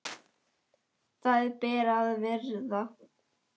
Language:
Icelandic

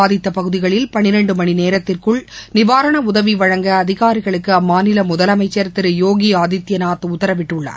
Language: Tamil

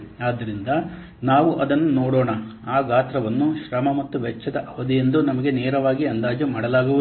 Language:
Kannada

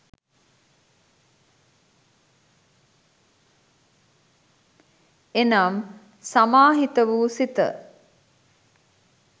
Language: Sinhala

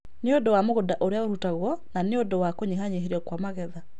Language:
Kikuyu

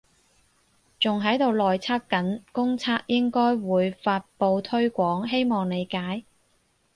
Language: Cantonese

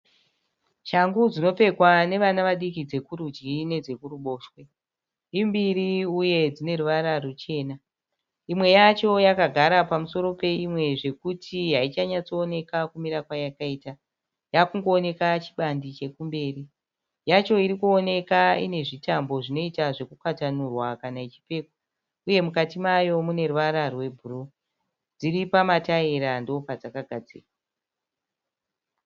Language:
Shona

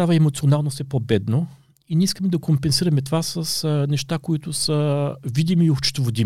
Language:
Bulgarian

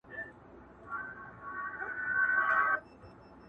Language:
Pashto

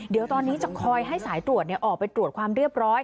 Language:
Thai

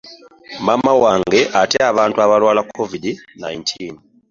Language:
Ganda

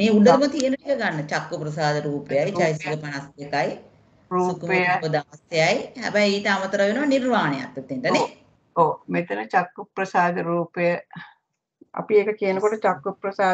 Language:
Indonesian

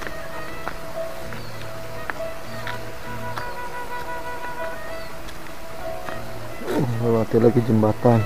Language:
Indonesian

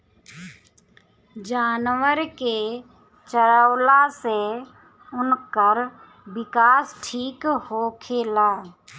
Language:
Bhojpuri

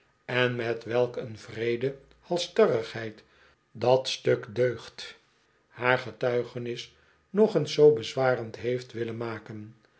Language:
Dutch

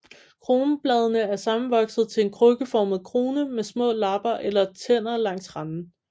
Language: Danish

